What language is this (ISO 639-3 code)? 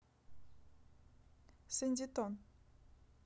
rus